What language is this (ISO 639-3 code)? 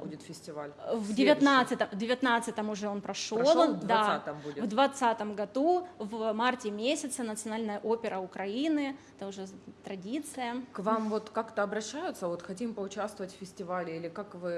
rus